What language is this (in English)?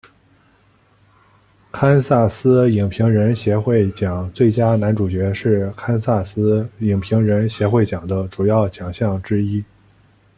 Chinese